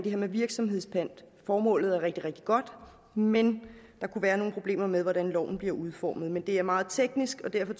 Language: Danish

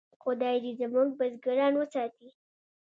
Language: Pashto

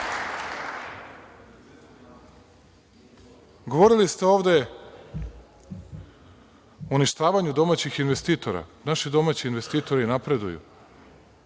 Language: Serbian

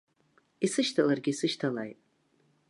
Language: Abkhazian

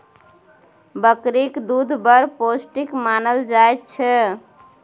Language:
Maithili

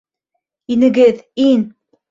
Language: Bashkir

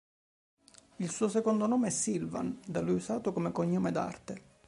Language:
Italian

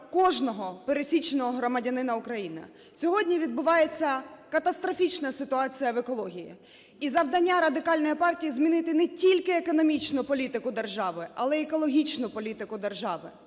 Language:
Ukrainian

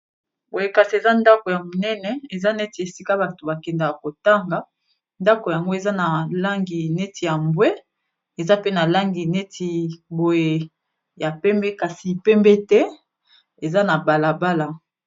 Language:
Lingala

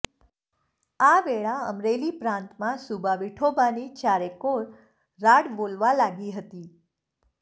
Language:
Gujarati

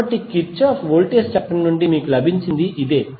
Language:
Telugu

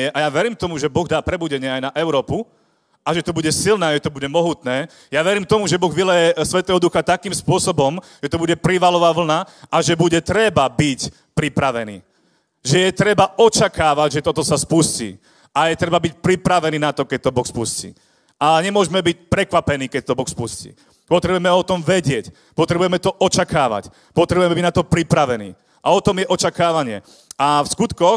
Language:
Slovak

